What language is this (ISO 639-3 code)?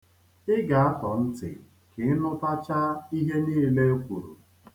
ibo